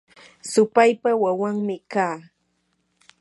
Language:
Yanahuanca Pasco Quechua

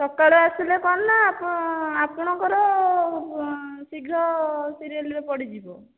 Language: Odia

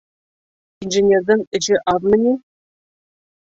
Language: Bashkir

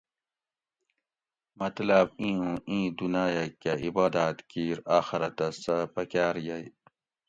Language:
Gawri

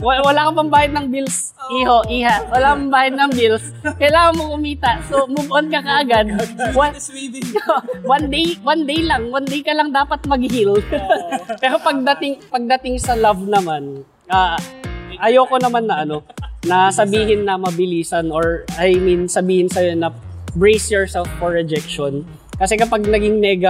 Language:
Filipino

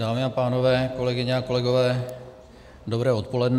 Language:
Czech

